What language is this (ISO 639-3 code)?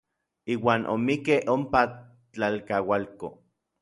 nlv